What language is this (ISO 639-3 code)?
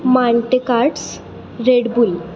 mar